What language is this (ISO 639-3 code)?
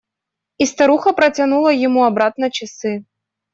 rus